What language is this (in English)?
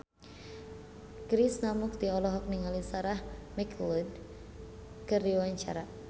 Sundanese